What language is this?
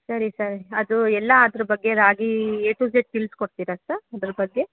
Kannada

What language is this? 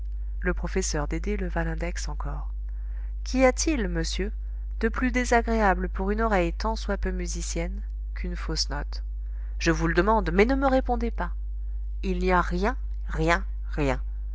French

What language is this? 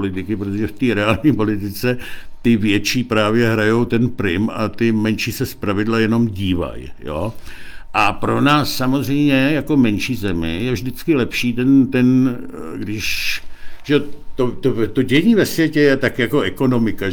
Czech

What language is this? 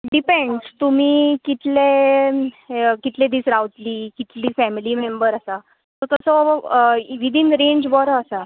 Konkani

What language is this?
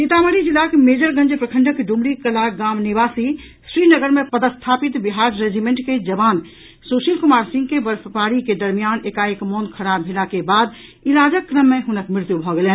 Maithili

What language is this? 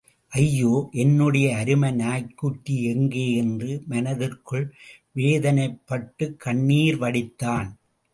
Tamil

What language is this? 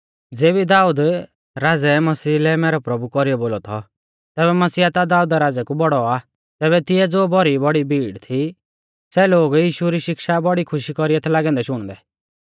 Mahasu Pahari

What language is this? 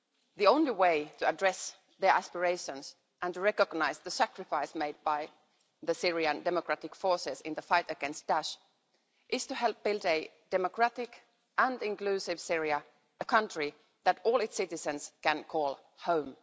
English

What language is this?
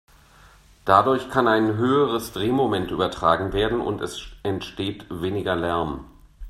German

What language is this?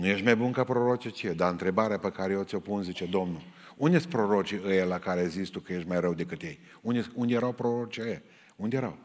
Romanian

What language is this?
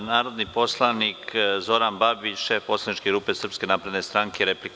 Serbian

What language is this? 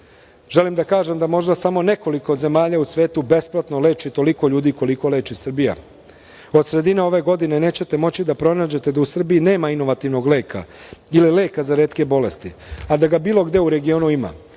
Serbian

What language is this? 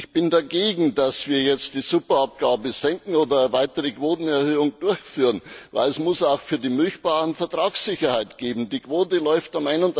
German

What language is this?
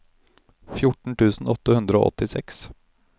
Norwegian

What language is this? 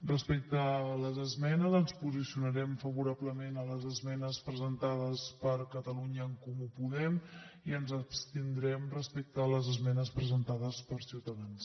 Catalan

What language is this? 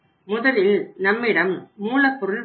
Tamil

